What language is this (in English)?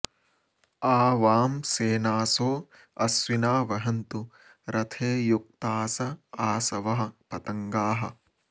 Sanskrit